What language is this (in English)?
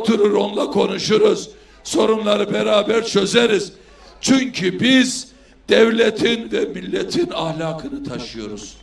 Turkish